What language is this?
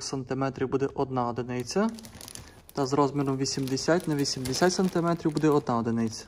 Ukrainian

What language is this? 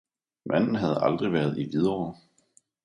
Danish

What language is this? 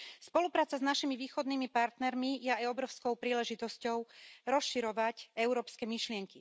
Slovak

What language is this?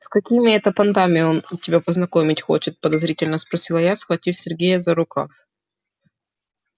Russian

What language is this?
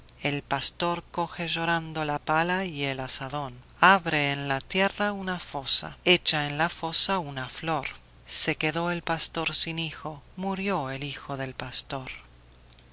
Spanish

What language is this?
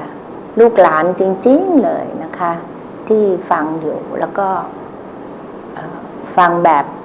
Thai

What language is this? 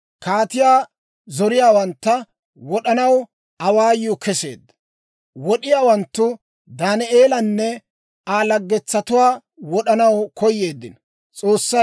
Dawro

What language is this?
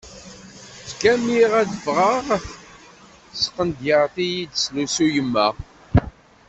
Kabyle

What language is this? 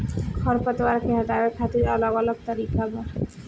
Bhojpuri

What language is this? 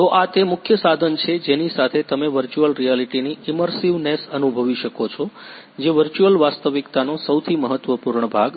Gujarati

